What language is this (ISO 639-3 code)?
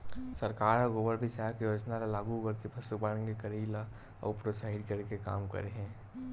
hne